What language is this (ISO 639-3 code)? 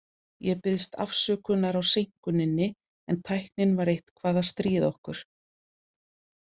isl